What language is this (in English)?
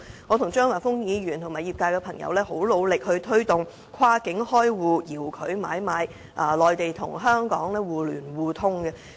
Cantonese